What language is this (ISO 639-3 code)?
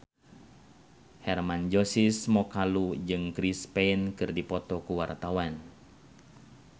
sun